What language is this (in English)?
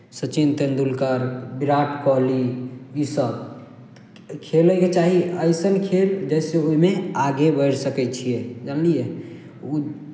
Maithili